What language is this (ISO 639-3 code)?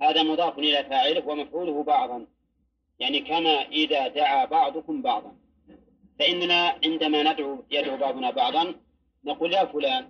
ara